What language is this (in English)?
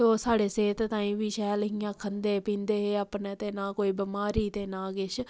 Dogri